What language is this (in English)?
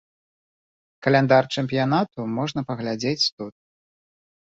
Belarusian